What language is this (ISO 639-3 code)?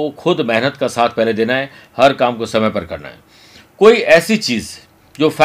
hin